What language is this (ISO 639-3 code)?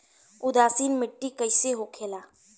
bho